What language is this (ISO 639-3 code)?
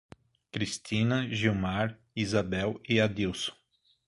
por